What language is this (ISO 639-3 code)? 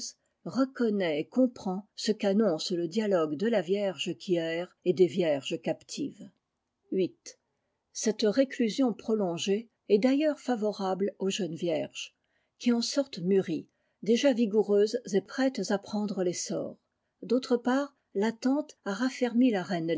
fra